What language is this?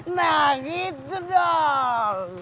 Indonesian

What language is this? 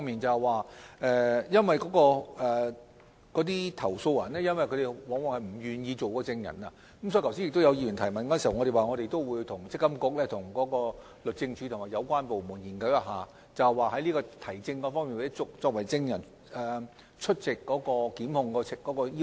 Cantonese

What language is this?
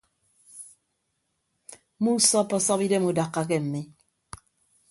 Ibibio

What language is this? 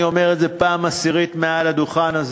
Hebrew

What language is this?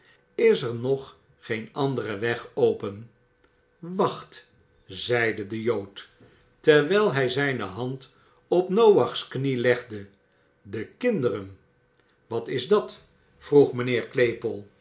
Dutch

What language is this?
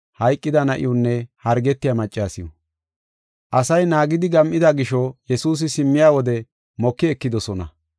Gofa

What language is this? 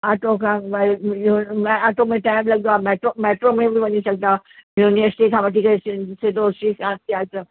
Sindhi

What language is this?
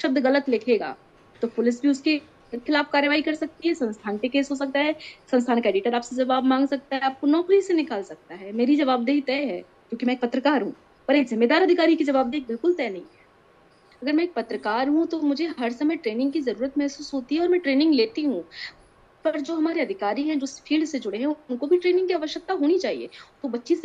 Hindi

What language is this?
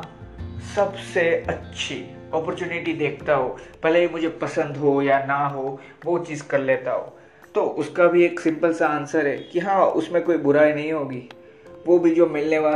Hindi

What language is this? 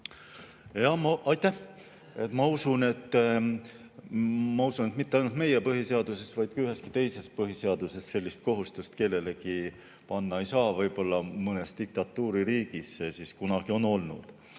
Estonian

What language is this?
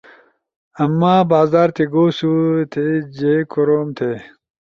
Ushojo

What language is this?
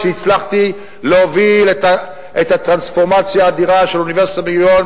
Hebrew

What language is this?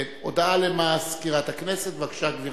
Hebrew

